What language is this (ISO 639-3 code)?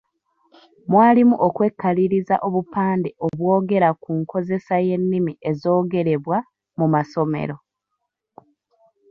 lug